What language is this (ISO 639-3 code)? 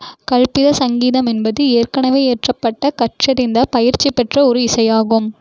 tam